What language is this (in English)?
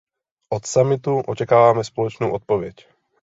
Czech